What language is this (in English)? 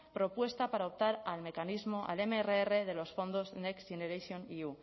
Spanish